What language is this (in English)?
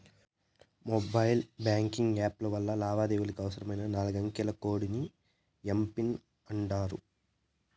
Telugu